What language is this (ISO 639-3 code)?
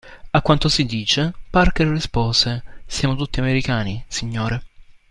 ita